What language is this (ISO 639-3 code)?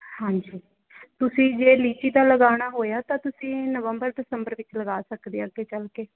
pan